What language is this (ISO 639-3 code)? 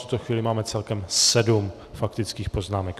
ces